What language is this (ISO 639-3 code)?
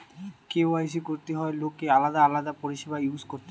ben